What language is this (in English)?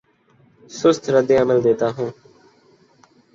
Urdu